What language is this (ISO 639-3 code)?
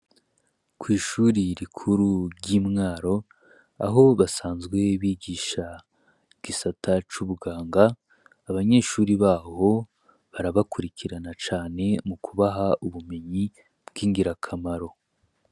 run